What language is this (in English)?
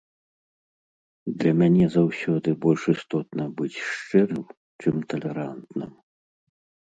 Belarusian